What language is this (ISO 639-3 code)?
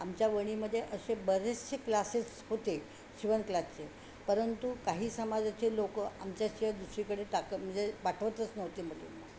mar